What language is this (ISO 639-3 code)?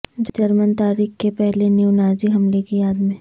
urd